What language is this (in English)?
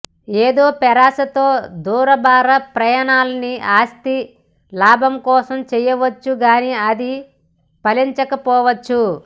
Telugu